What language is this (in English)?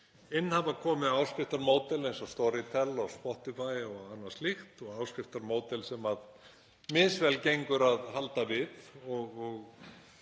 Icelandic